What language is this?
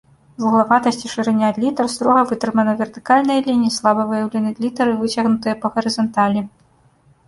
Belarusian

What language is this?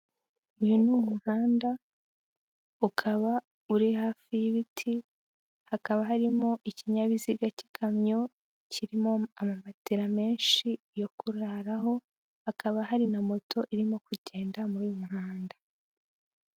Kinyarwanda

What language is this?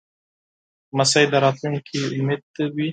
Pashto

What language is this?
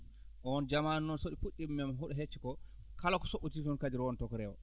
Fula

